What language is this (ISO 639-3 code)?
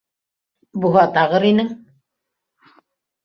bak